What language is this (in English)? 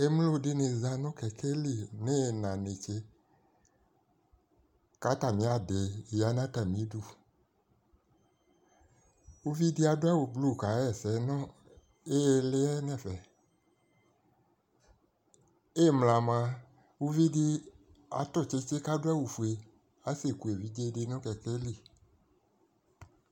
Ikposo